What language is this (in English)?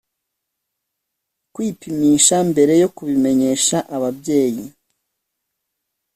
Kinyarwanda